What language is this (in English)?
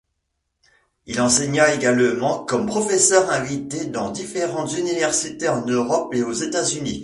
French